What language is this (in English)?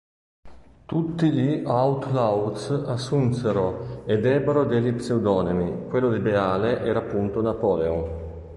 Italian